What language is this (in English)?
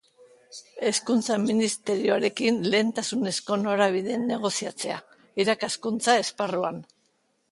Basque